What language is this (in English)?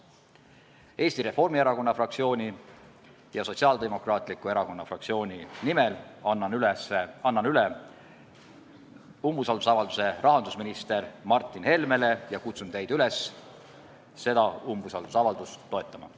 Estonian